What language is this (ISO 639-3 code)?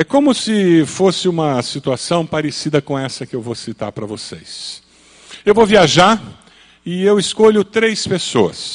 por